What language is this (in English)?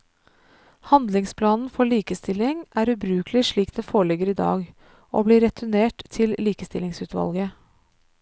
Norwegian